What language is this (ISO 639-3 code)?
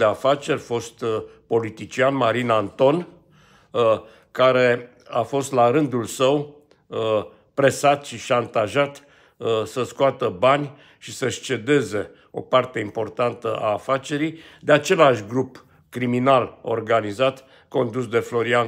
ron